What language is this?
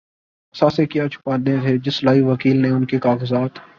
Urdu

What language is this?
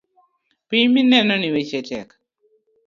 Luo (Kenya and Tanzania)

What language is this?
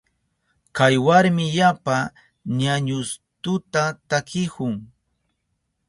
Southern Pastaza Quechua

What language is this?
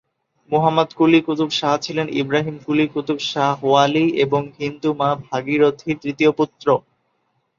Bangla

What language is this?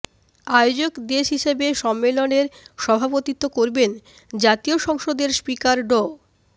Bangla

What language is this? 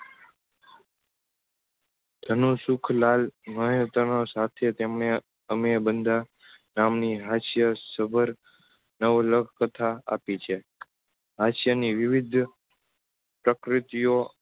Gujarati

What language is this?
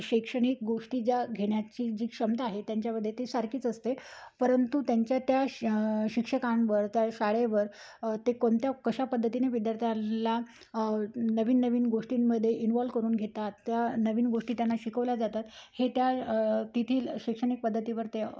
Marathi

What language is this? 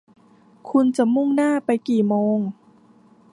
Thai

